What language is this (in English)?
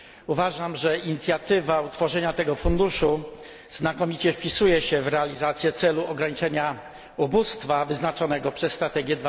Polish